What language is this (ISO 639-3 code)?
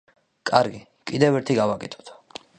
kat